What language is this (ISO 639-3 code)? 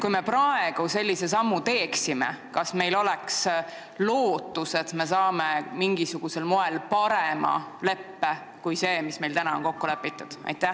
est